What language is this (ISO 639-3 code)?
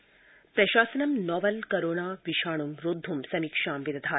san